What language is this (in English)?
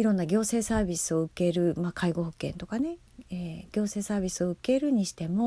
Japanese